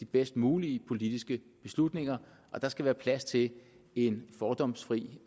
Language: Danish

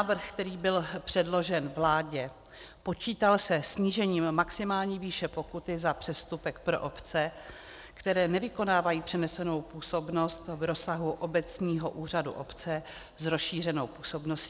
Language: Czech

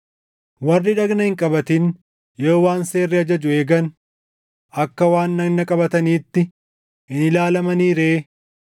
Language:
Oromo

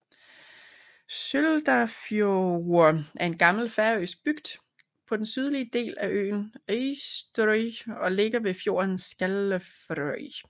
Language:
Danish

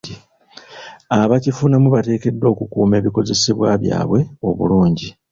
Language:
Ganda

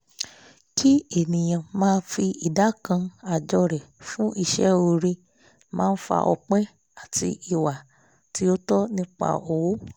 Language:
Yoruba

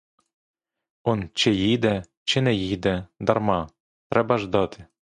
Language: Ukrainian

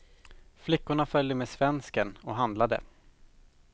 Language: Swedish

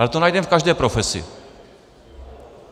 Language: Czech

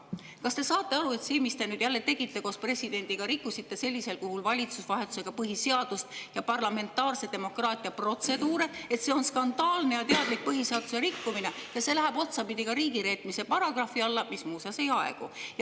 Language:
Estonian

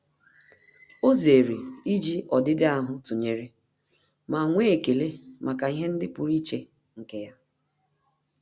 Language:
Igbo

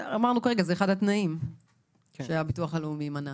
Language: Hebrew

